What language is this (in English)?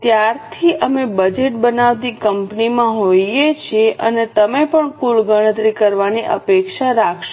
Gujarati